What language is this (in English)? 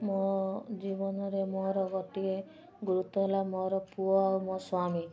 Odia